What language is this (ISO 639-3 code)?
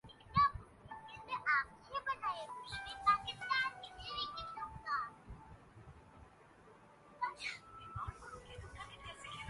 urd